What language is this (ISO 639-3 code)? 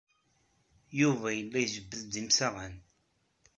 kab